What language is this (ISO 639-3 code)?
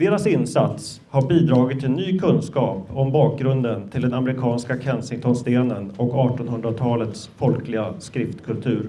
swe